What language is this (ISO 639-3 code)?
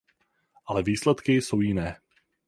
ces